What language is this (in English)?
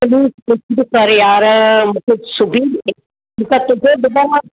Sindhi